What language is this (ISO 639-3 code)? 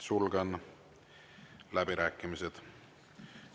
est